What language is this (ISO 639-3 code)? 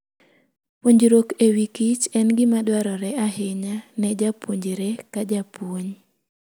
luo